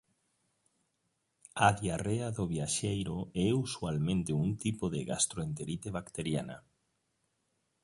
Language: Galician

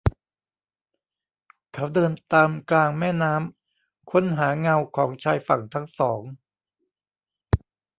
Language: Thai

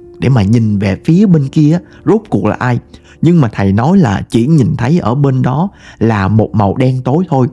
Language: Vietnamese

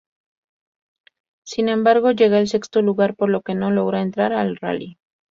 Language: Spanish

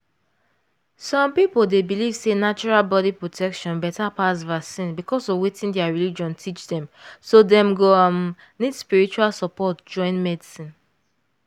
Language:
Nigerian Pidgin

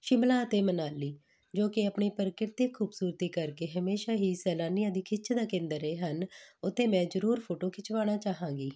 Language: Punjabi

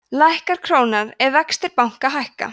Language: Icelandic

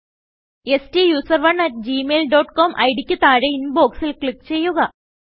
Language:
Malayalam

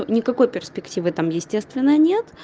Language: Russian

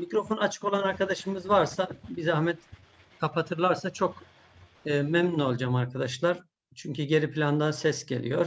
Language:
Turkish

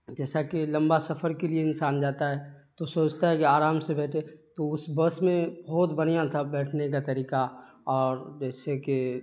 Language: Urdu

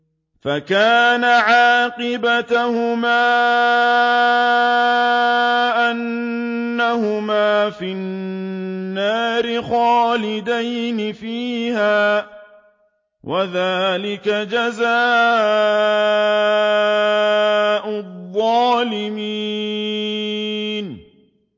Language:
Arabic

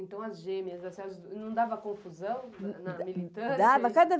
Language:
Portuguese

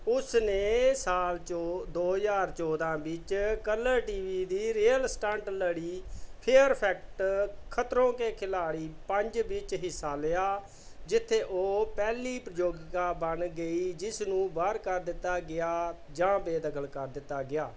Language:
Punjabi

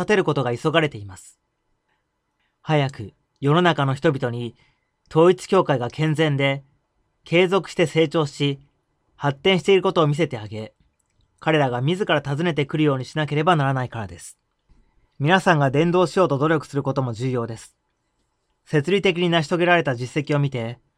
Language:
Japanese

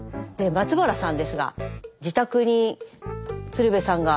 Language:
Japanese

